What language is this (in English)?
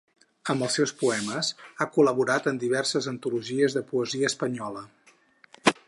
Catalan